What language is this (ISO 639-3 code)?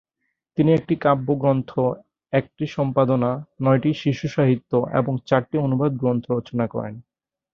ben